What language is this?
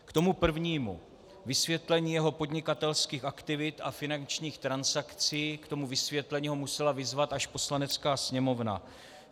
Czech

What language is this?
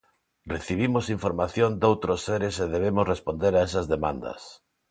Galician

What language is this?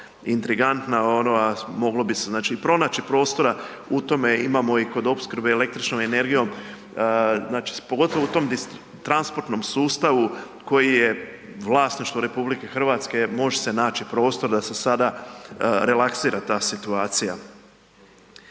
Croatian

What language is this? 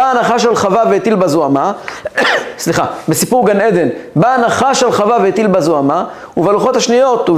Hebrew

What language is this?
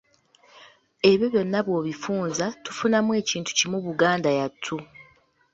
Ganda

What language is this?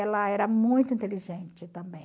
Portuguese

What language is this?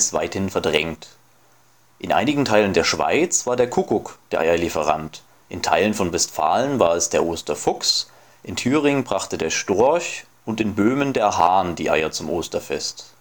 German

